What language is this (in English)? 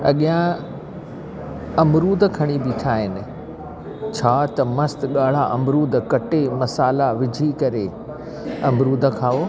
Sindhi